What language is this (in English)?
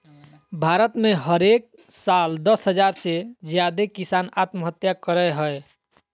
Magahi